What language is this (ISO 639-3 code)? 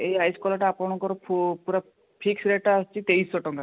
ori